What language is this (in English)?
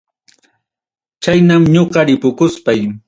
Ayacucho Quechua